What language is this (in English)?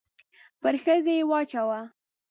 Pashto